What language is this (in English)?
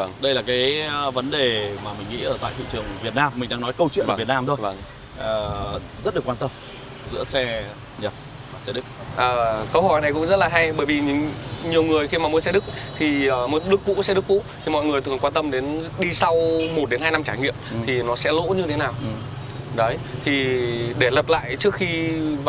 Vietnamese